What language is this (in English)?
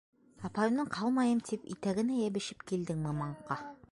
Bashkir